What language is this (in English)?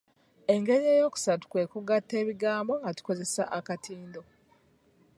Ganda